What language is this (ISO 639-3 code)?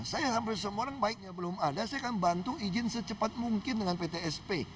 ind